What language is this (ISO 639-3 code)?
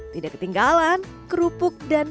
ind